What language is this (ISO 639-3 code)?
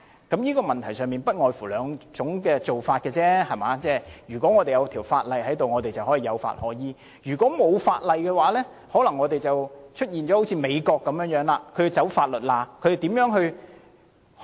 yue